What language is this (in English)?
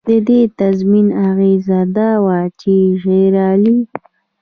Pashto